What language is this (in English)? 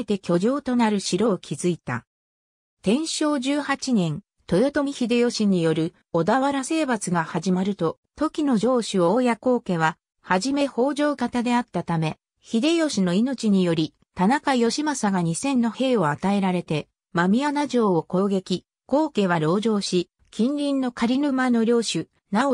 Japanese